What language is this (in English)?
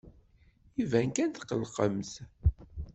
Kabyle